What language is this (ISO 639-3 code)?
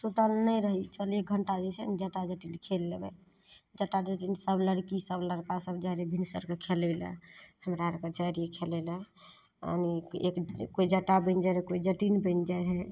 mai